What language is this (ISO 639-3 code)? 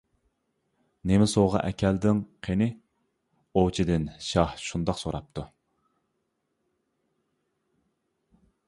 uig